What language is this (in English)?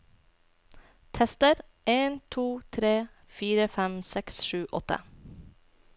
Norwegian